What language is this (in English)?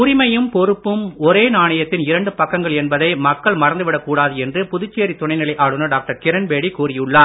Tamil